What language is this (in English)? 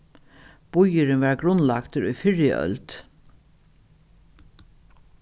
Faroese